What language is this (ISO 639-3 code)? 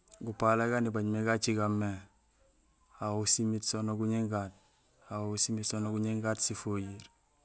gsl